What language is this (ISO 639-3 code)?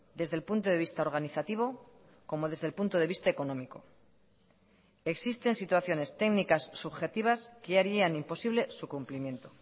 spa